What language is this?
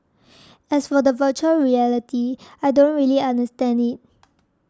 English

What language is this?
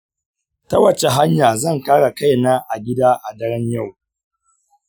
Hausa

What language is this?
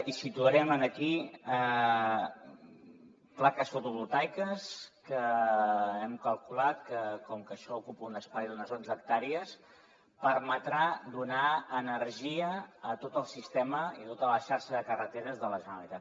Catalan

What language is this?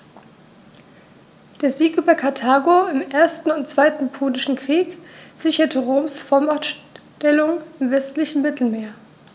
German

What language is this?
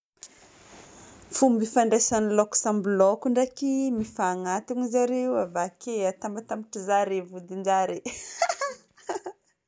Northern Betsimisaraka Malagasy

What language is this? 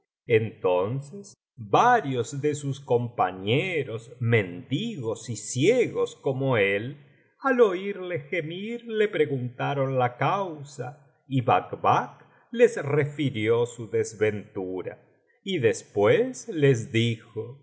Spanish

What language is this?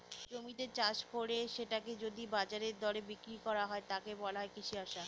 Bangla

